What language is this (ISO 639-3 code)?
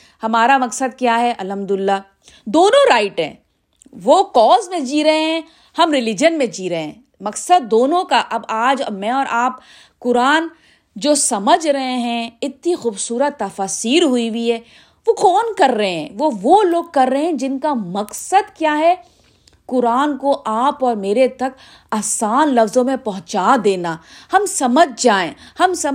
urd